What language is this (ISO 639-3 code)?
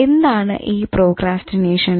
mal